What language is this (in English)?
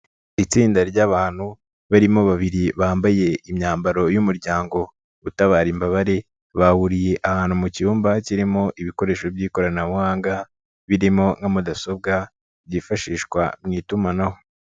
Kinyarwanda